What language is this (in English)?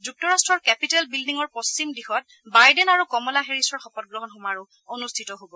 Assamese